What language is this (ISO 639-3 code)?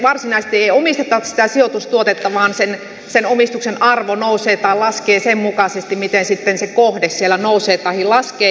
fin